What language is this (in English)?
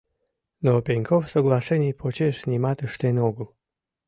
Mari